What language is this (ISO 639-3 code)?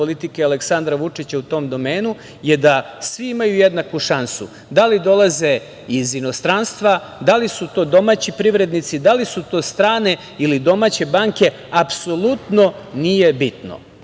srp